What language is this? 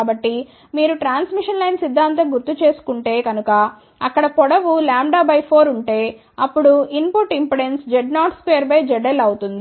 Telugu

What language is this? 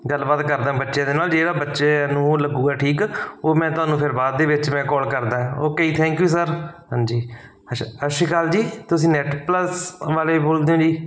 Punjabi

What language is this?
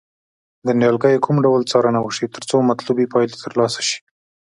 Pashto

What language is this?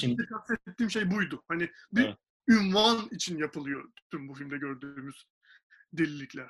Turkish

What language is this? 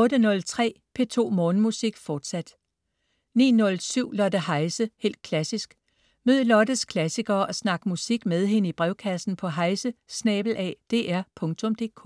Danish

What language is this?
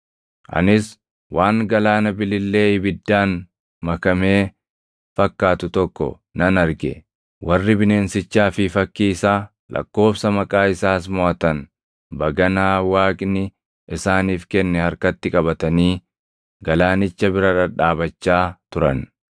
Oromo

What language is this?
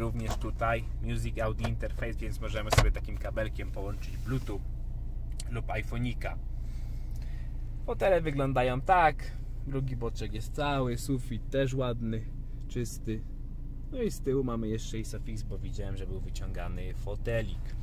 Polish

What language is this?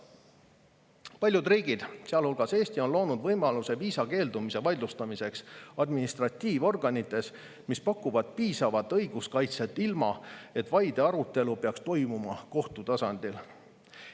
Estonian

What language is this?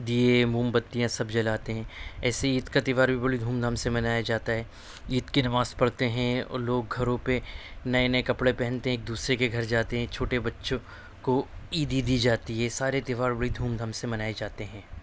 Urdu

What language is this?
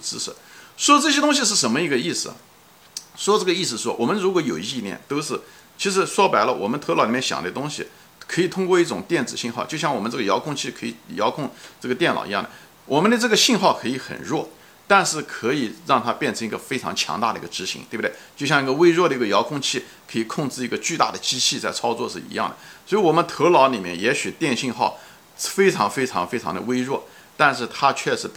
Chinese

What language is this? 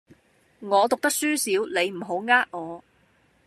Cantonese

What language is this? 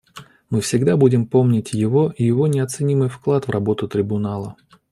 Russian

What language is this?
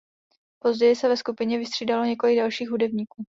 Czech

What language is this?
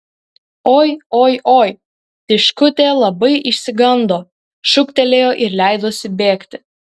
Lithuanian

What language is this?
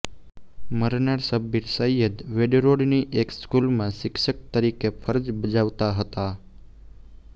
Gujarati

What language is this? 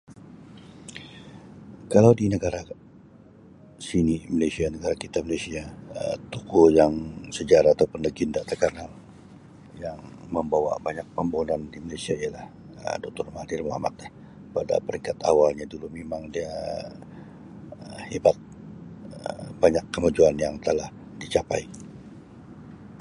Sabah Malay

